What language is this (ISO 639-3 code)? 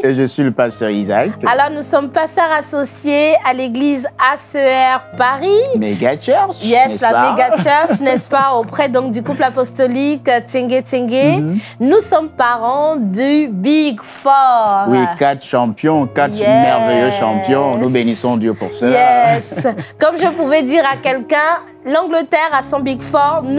fra